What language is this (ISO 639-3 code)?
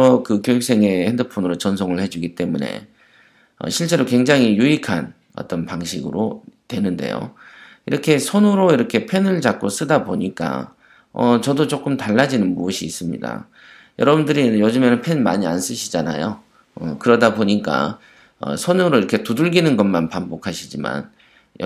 kor